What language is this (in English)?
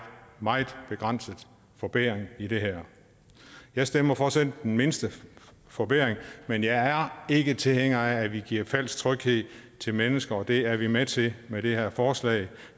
Danish